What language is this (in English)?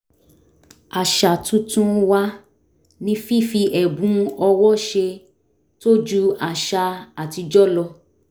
Yoruba